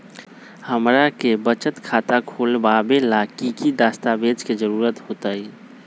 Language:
Magahi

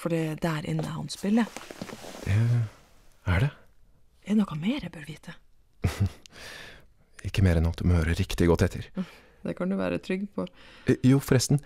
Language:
Norwegian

